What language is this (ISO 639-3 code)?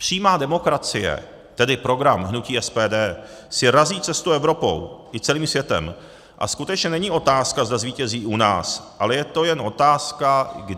ces